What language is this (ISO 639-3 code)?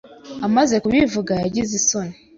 kin